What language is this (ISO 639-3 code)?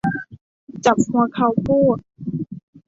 tha